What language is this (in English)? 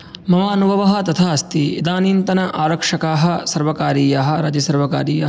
Sanskrit